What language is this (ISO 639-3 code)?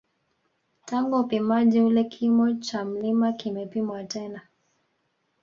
swa